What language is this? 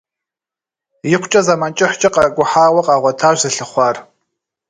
Kabardian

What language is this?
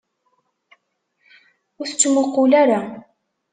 Kabyle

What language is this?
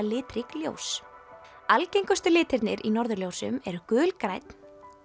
Icelandic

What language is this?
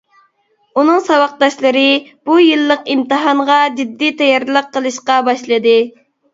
Uyghur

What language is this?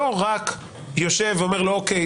Hebrew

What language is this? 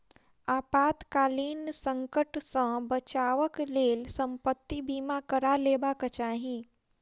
Maithili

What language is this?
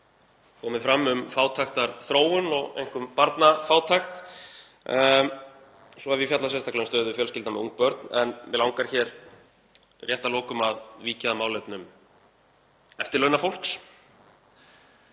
Icelandic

